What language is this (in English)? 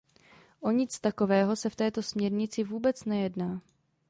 Czech